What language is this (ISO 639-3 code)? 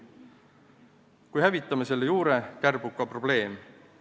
est